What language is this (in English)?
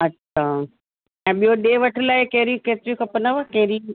Sindhi